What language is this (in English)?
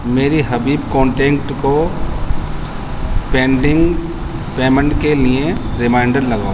Urdu